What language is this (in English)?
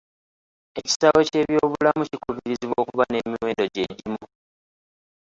Ganda